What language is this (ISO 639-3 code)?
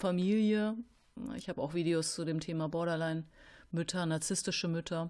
deu